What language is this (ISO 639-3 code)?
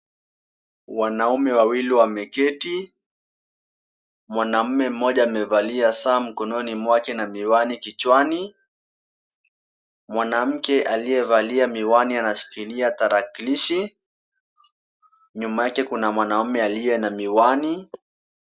swa